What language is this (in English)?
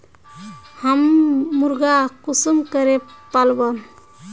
Magahi